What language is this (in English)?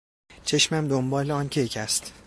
Persian